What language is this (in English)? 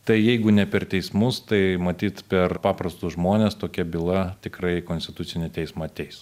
Lithuanian